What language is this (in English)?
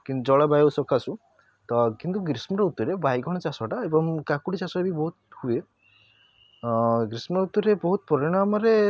Odia